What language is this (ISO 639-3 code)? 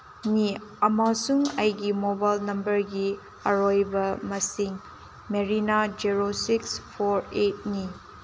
mni